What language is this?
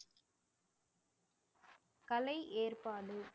Tamil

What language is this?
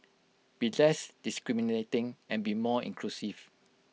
English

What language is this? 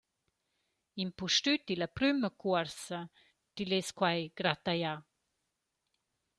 Romansh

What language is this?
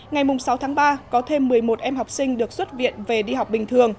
Vietnamese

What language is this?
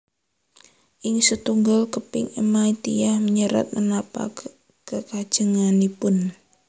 Javanese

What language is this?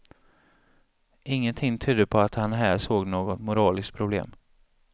Swedish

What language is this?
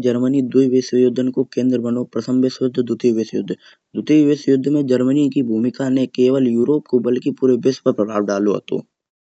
Kanauji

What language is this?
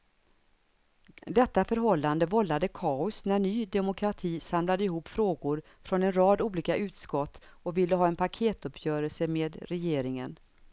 Swedish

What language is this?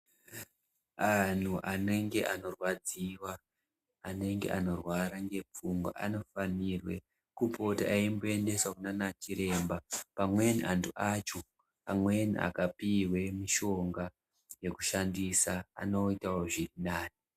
Ndau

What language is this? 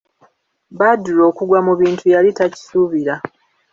Ganda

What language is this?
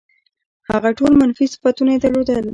Pashto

